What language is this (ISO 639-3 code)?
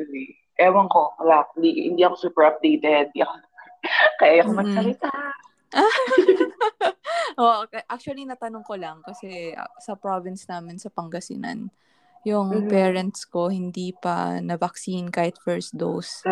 fil